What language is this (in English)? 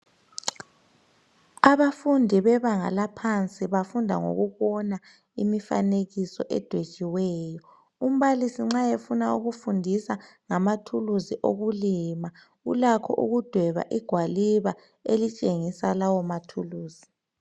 North Ndebele